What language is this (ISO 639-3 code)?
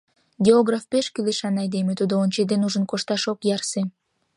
chm